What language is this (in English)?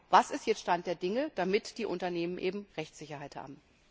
German